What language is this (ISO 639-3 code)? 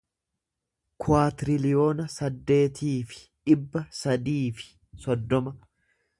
orm